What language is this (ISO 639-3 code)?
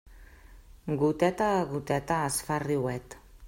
cat